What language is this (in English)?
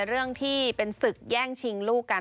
Thai